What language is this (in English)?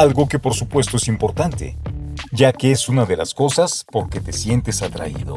Spanish